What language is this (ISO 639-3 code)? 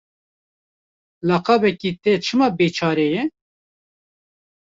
kur